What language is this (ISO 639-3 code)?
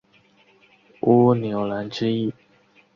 zho